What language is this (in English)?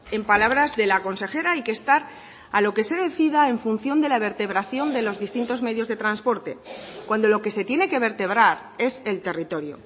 Spanish